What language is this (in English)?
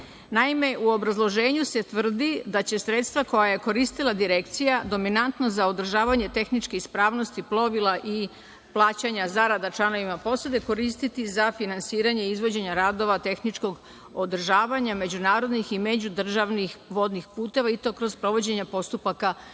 Serbian